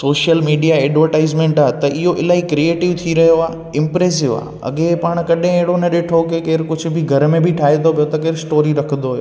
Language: Sindhi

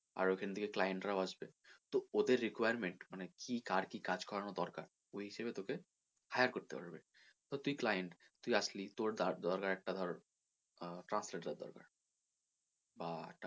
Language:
Bangla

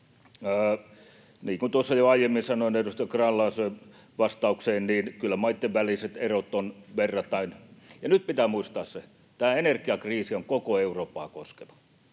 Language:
Finnish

